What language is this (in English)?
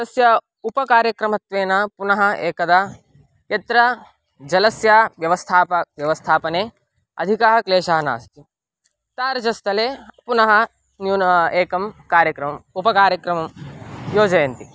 Sanskrit